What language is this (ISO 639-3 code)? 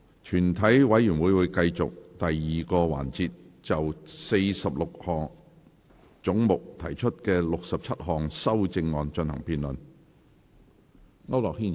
yue